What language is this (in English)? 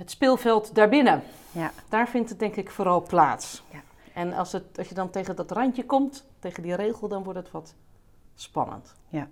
Dutch